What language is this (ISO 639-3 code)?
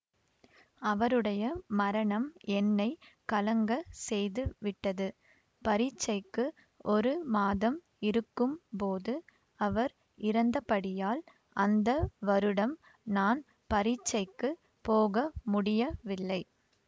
tam